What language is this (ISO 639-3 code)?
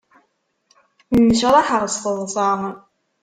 kab